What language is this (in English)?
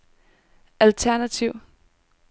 Danish